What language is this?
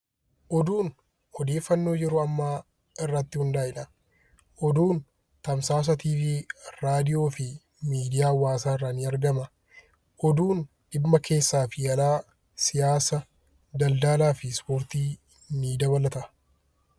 Oromo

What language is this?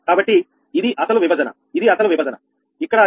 Telugu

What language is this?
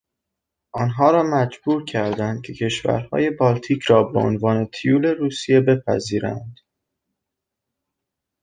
Persian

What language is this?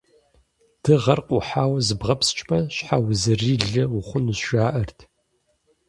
Kabardian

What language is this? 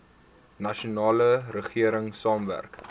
Afrikaans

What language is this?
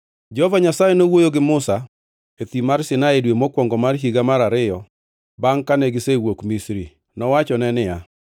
Luo (Kenya and Tanzania)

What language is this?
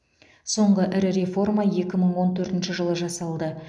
Kazakh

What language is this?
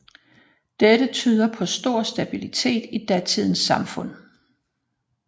Danish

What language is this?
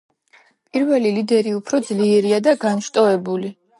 Georgian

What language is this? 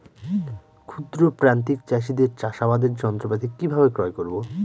Bangla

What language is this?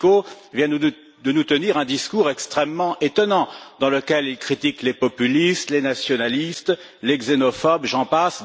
French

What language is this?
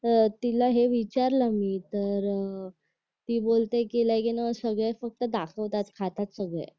Marathi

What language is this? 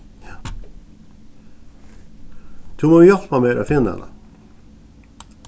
Faroese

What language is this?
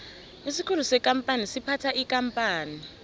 South Ndebele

